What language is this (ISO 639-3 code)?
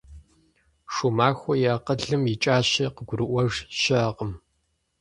kbd